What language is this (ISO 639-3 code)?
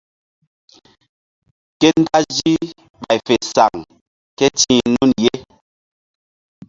mdd